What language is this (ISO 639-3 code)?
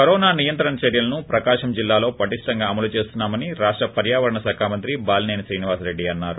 tel